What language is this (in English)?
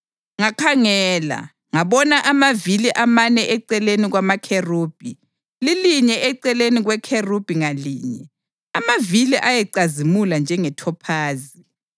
North Ndebele